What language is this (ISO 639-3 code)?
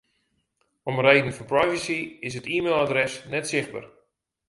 fry